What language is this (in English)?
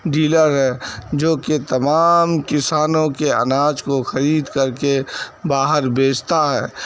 Urdu